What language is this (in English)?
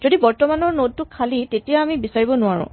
Assamese